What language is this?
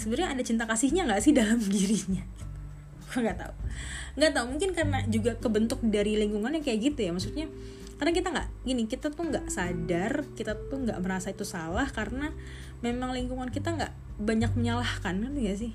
Indonesian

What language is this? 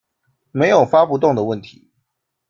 Chinese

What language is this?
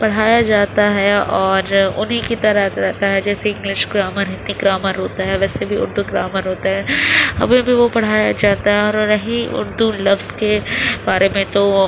Urdu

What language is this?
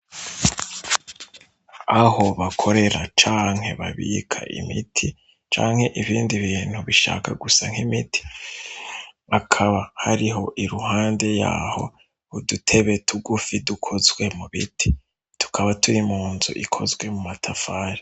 Rundi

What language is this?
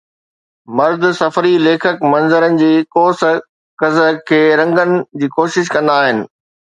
Sindhi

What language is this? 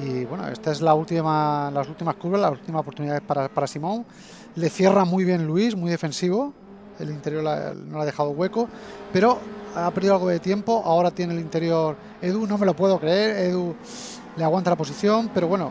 Spanish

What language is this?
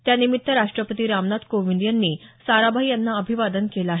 Marathi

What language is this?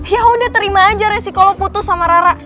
Indonesian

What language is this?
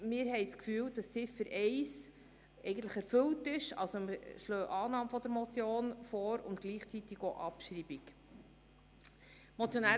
Swiss German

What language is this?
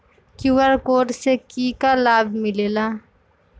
Magahi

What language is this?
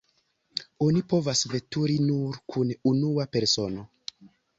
Esperanto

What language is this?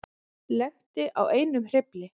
Icelandic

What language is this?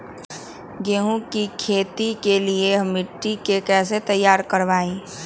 Magahi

